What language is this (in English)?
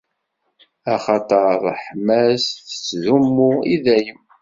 Kabyle